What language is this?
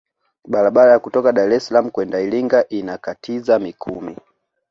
Swahili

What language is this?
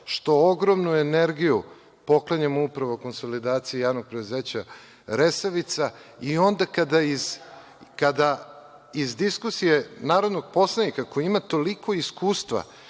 Serbian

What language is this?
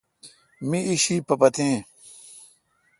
Kalkoti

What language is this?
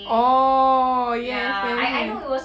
English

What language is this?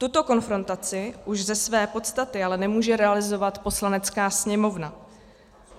Czech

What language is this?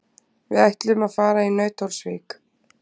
Icelandic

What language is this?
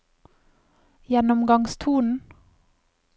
Norwegian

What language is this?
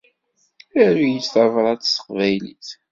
Kabyle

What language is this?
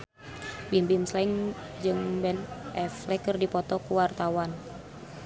Sundanese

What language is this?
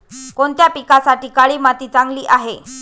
Marathi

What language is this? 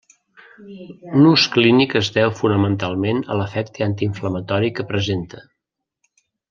Catalan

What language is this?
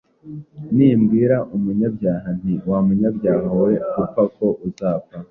Kinyarwanda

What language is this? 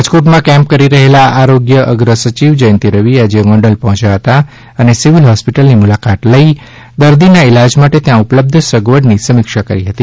Gujarati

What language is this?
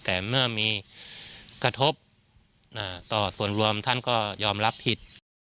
Thai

